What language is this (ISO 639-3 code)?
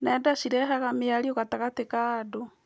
kik